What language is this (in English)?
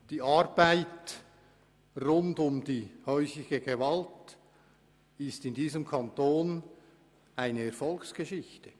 Swiss German